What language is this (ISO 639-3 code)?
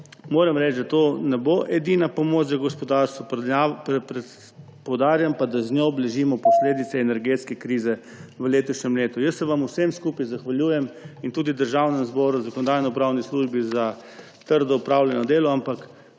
slv